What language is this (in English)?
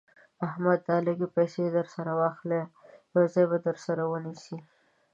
Pashto